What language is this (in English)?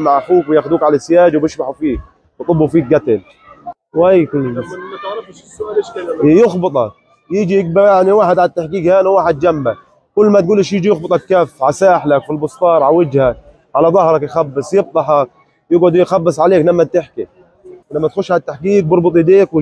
Arabic